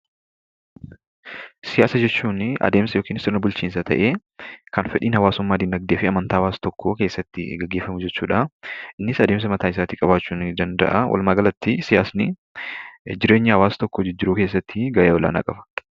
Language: Oromo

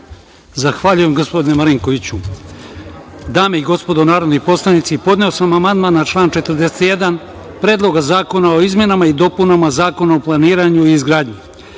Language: Serbian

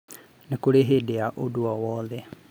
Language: Kikuyu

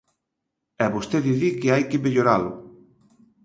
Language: Galician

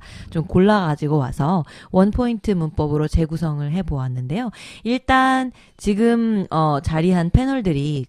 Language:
Korean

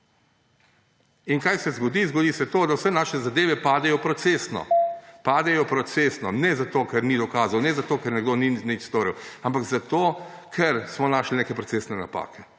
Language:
Slovenian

